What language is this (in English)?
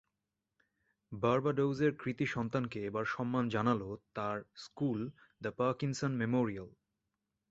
Bangla